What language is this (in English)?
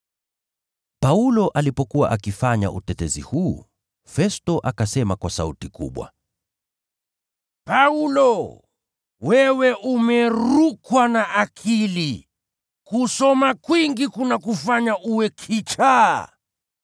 Swahili